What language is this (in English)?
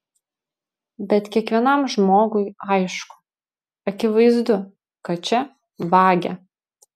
Lithuanian